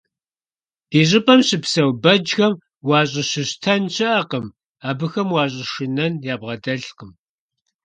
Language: Kabardian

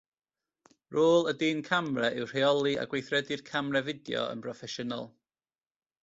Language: Welsh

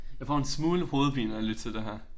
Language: Danish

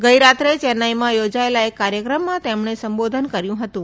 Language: Gujarati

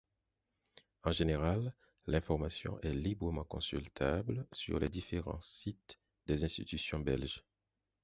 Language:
French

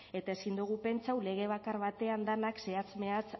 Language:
Basque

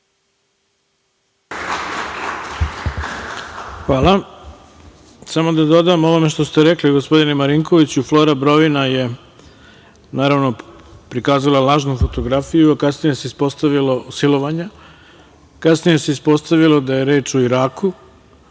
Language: Serbian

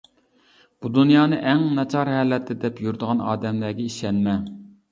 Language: Uyghur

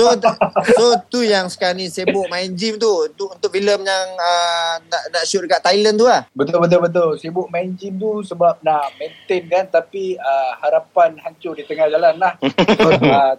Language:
Malay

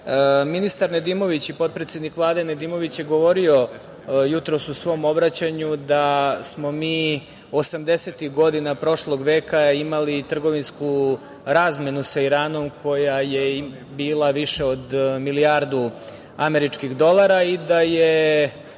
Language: Serbian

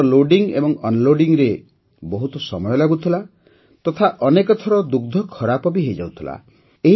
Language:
Odia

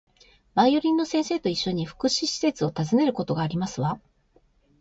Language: Japanese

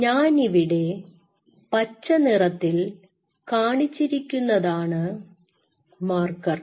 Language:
Malayalam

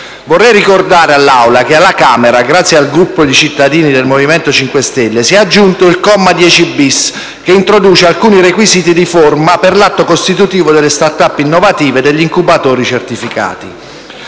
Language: Italian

